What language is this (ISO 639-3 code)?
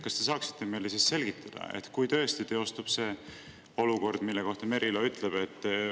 est